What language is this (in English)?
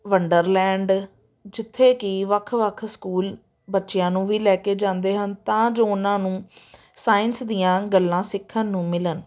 Punjabi